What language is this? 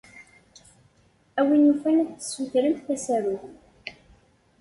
Kabyle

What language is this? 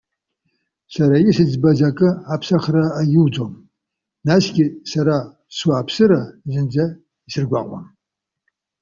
Abkhazian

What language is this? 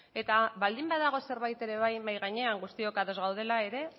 Basque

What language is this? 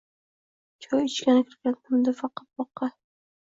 Uzbek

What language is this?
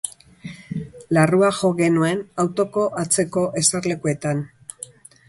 Basque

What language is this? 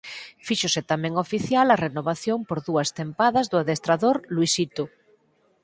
Galician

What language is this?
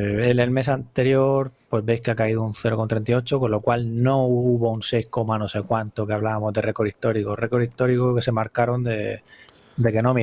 Spanish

